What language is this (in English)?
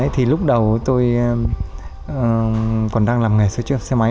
Vietnamese